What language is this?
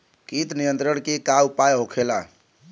Bhojpuri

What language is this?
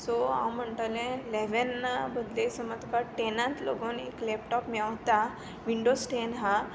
Konkani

